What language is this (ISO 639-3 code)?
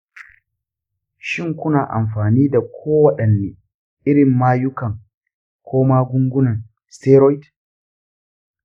hau